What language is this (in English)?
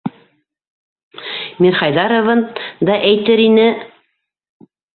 Bashkir